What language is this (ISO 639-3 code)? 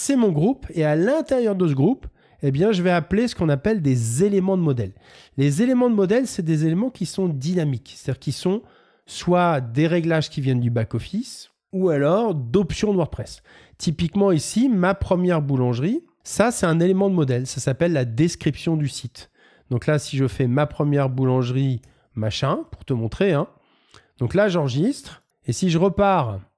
fra